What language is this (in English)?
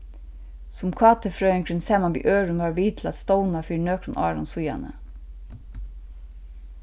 Faroese